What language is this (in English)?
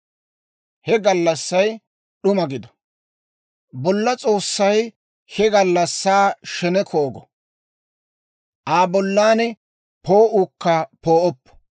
Dawro